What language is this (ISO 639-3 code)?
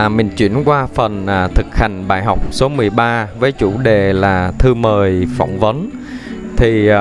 vie